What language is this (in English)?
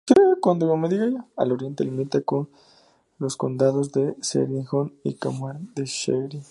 Spanish